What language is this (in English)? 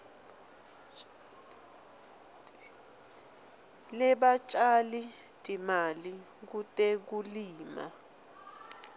Swati